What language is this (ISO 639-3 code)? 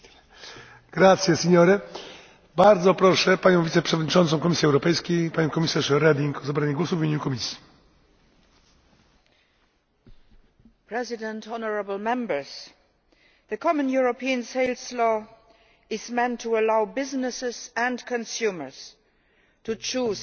eng